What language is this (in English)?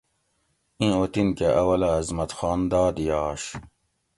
Gawri